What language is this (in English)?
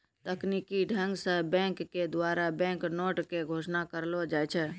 Maithili